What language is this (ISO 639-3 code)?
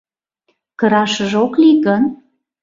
chm